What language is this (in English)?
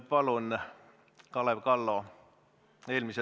Estonian